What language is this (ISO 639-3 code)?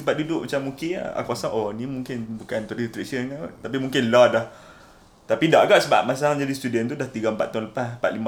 msa